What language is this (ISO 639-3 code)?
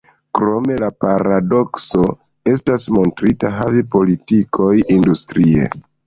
epo